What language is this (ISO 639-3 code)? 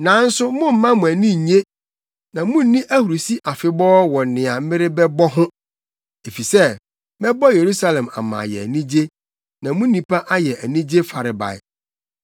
aka